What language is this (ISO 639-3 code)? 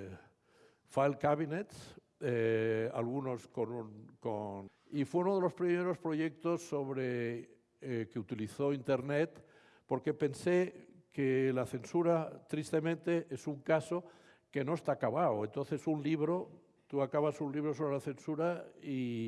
spa